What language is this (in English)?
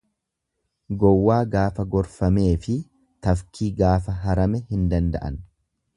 Oromo